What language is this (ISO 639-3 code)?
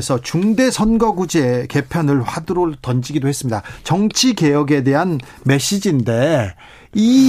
kor